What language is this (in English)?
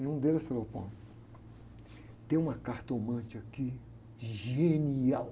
Portuguese